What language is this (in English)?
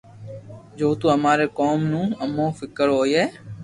Loarki